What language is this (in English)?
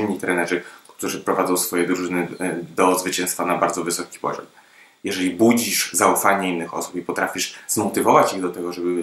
Polish